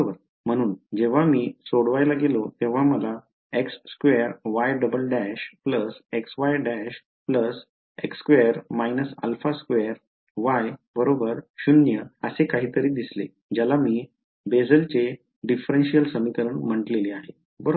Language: Marathi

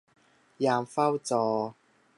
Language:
Thai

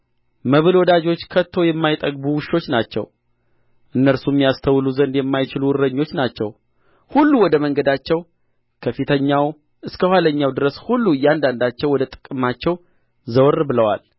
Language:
Amharic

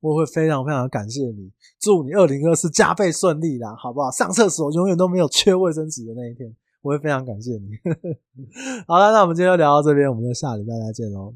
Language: Chinese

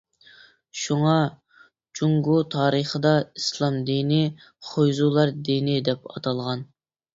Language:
Uyghur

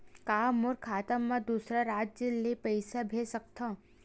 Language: Chhattisgarhi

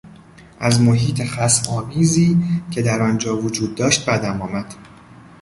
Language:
Persian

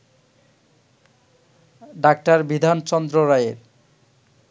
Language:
Bangla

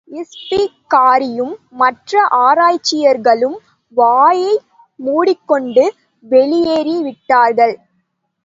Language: Tamil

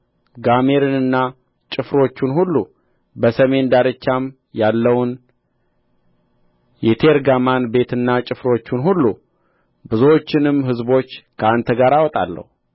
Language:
Amharic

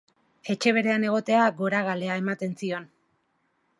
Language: Basque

